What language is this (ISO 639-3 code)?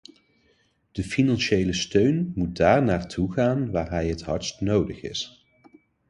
nld